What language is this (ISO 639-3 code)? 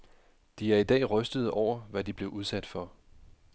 dan